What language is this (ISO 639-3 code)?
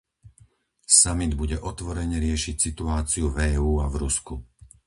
slk